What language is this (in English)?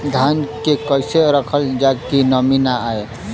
Bhojpuri